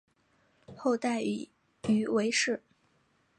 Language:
Chinese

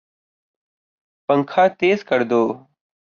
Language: Urdu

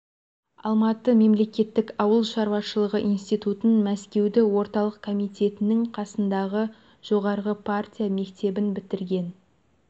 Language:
Kazakh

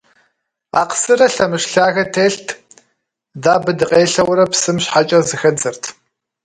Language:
Kabardian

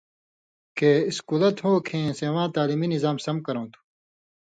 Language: Indus Kohistani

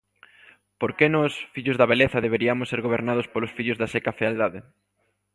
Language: Galician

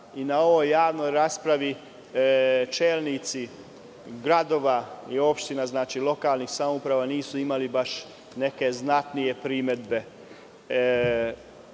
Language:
Serbian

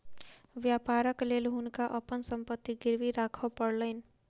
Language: Maithili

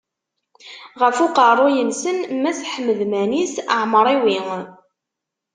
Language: Kabyle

